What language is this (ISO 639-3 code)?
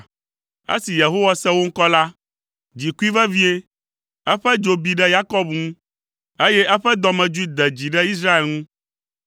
ewe